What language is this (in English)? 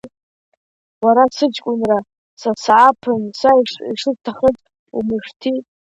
Abkhazian